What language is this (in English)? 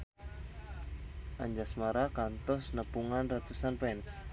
Sundanese